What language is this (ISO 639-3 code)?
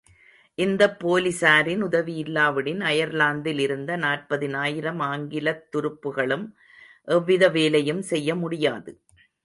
tam